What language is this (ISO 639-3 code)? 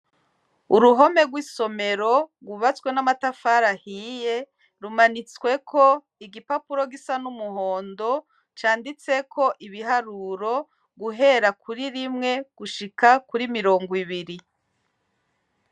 run